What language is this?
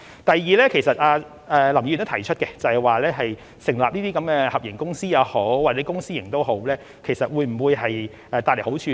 Cantonese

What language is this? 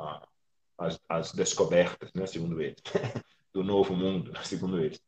Portuguese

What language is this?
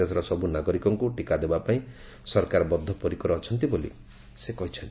Odia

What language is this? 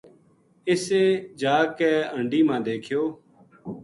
Gujari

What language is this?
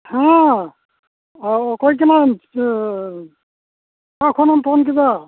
Santali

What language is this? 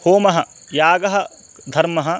Sanskrit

